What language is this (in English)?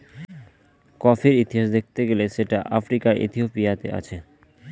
Bangla